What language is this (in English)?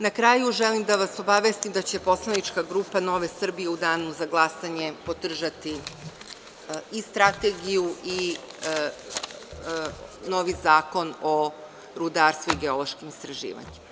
Serbian